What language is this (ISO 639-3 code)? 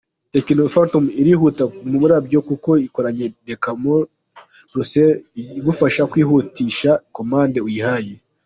kin